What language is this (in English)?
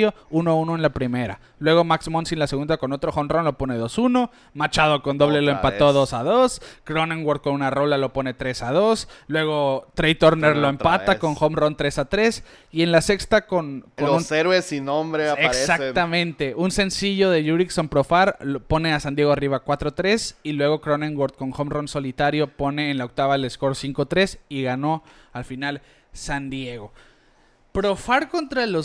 Spanish